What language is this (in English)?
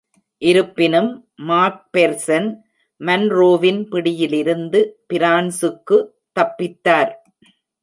Tamil